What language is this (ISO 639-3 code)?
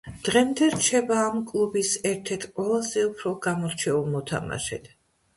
kat